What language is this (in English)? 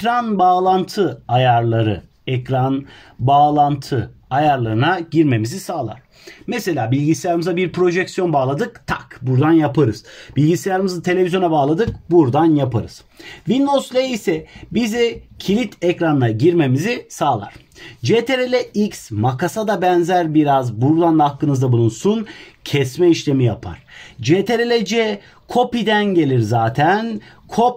Turkish